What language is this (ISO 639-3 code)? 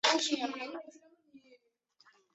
zho